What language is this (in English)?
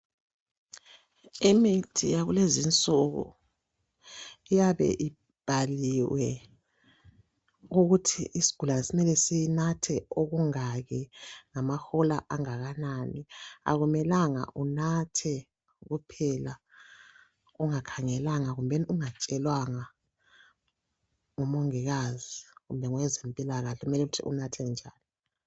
North Ndebele